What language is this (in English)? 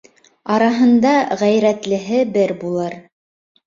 Bashkir